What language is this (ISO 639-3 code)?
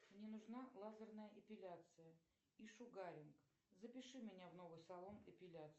rus